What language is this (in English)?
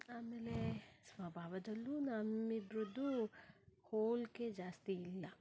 Kannada